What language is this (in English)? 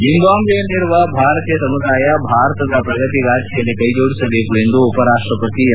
Kannada